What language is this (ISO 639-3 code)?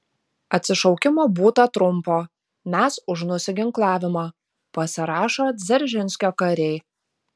lit